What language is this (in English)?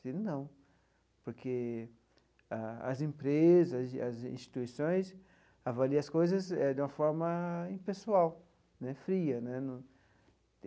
Portuguese